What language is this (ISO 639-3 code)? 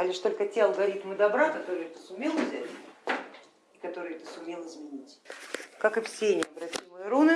rus